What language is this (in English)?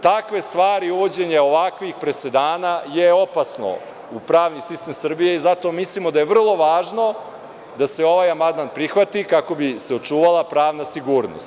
Serbian